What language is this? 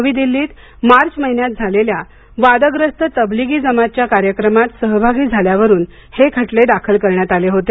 Marathi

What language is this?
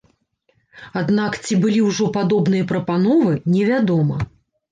Belarusian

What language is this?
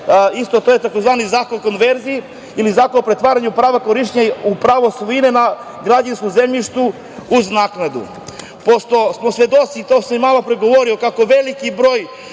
Serbian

